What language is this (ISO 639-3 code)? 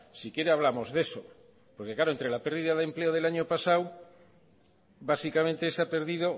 spa